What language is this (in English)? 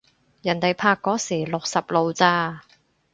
Cantonese